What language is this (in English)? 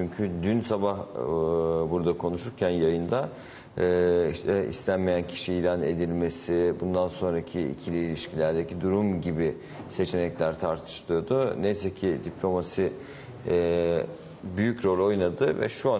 Turkish